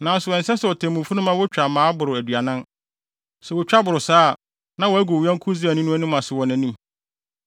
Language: Akan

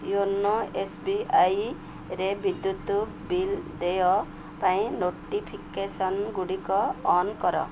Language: Odia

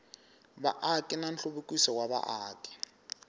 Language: Tsonga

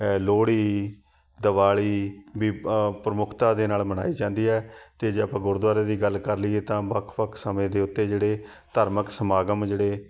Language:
Punjabi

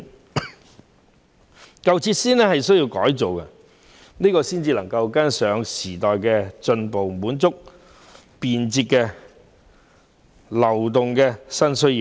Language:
Cantonese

